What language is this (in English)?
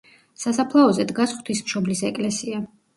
Georgian